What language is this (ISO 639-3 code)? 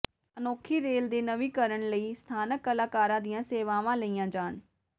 pan